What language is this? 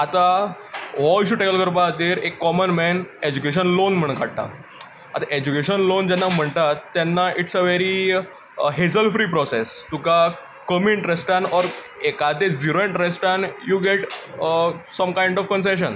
Konkani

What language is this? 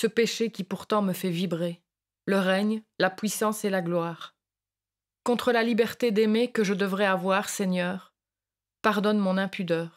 French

